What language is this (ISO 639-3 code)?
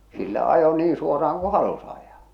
fin